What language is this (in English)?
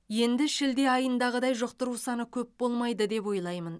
Kazakh